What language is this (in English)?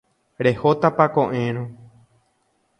Guarani